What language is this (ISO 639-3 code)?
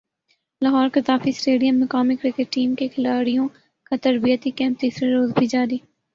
urd